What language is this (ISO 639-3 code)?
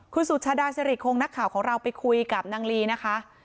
tha